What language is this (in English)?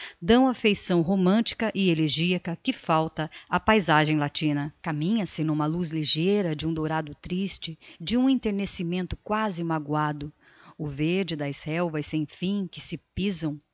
Portuguese